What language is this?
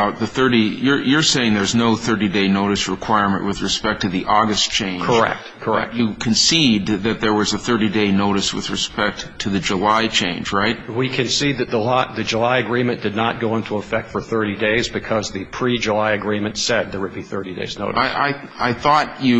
English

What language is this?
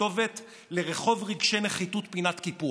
Hebrew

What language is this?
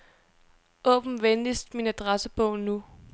Danish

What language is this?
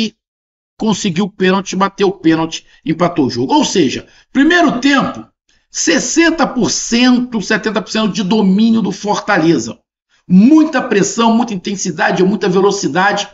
Portuguese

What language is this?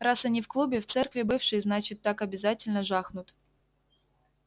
Russian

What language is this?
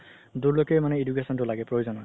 Assamese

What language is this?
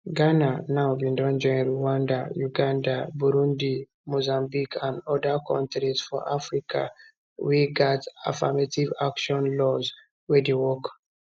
Nigerian Pidgin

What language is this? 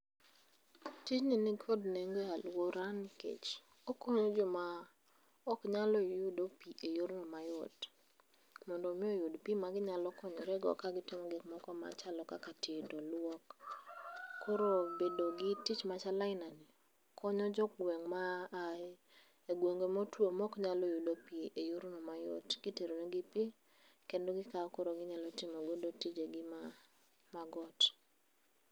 Luo (Kenya and Tanzania)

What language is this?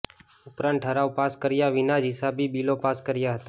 Gujarati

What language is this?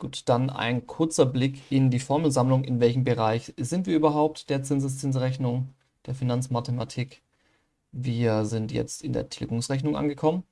German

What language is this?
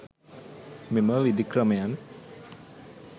Sinhala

